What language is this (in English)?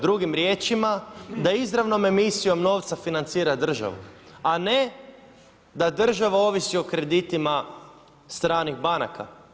Croatian